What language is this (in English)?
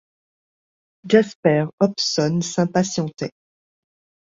French